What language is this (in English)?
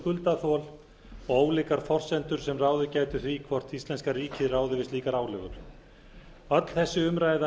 Icelandic